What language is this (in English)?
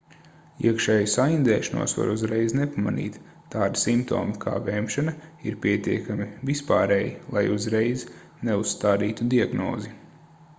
Latvian